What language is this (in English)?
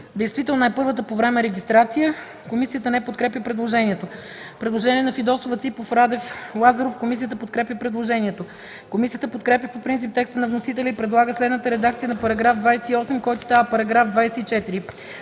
Bulgarian